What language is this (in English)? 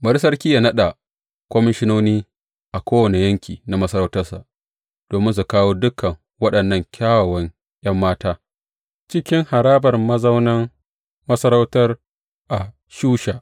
Hausa